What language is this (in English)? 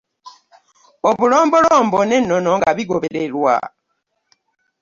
Ganda